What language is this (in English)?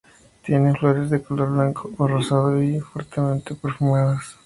Spanish